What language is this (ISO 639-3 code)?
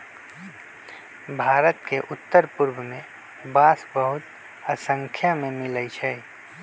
mag